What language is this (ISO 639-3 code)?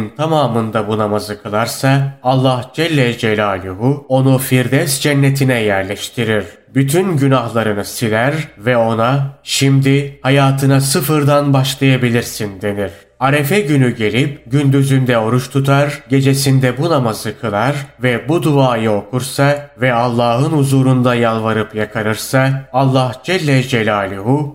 tur